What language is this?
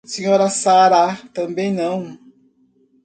Portuguese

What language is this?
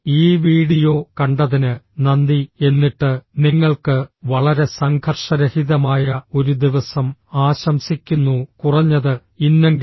Malayalam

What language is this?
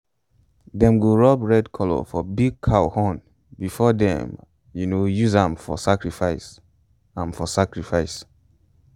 Nigerian Pidgin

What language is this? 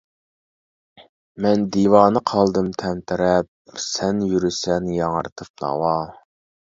Uyghur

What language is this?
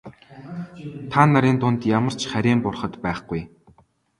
Mongolian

